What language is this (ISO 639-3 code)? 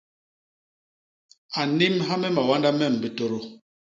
bas